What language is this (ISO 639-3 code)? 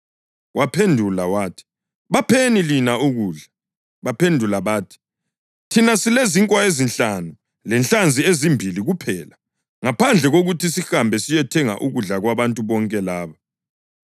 nde